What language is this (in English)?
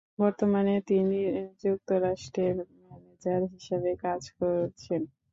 Bangla